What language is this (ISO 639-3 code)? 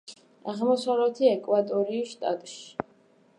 kat